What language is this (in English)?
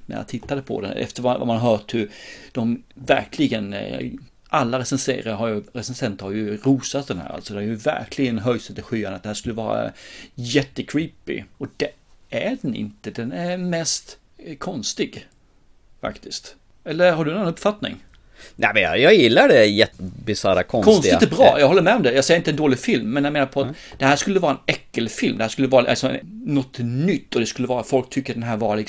Swedish